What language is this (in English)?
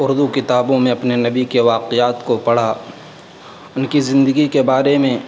Urdu